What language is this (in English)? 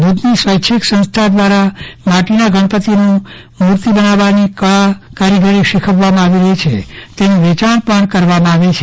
Gujarati